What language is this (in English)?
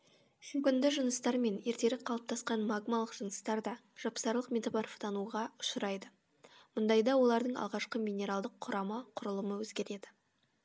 Kazakh